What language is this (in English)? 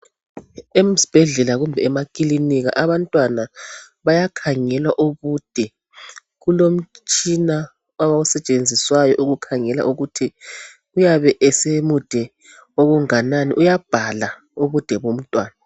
North Ndebele